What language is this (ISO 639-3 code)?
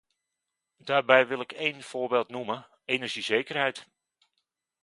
nld